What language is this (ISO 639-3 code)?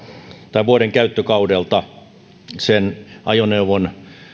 fin